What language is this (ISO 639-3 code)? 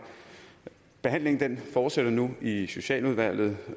dan